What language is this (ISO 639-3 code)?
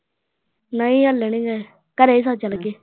pan